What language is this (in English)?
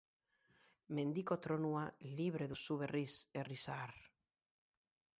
Basque